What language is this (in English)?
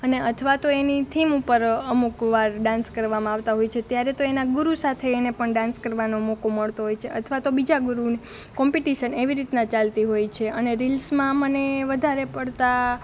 Gujarati